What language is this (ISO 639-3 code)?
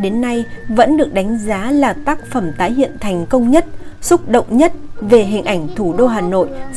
vie